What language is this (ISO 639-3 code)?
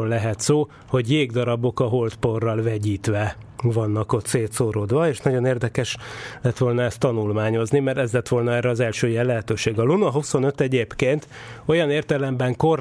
hun